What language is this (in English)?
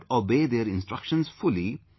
English